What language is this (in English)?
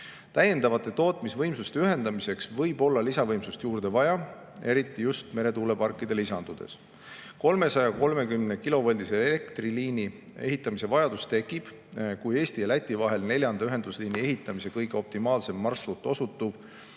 Estonian